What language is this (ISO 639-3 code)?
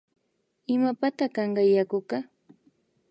qvi